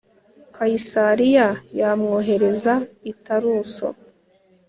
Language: Kinyarwanda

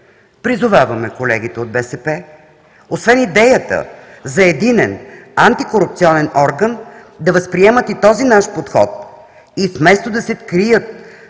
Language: Bulgarian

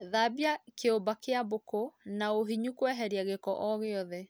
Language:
Kikuyu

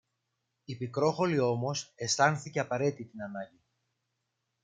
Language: Greek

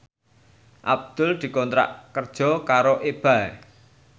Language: Javanese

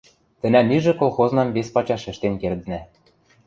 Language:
Western Mari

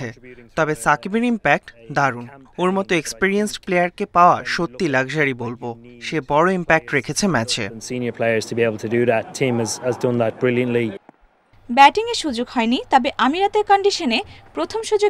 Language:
Hindi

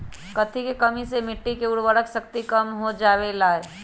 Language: Magahi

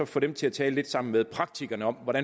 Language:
Danish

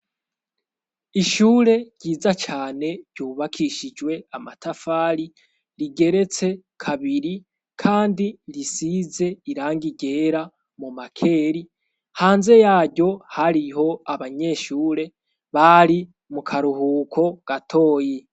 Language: Rundi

